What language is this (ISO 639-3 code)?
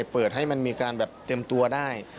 tha